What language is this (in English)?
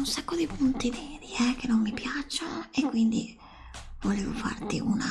Italian